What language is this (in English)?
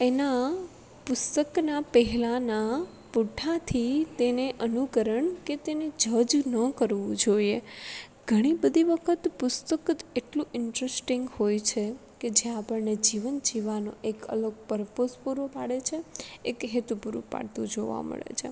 Gujarati